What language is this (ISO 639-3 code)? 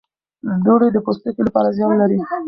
pus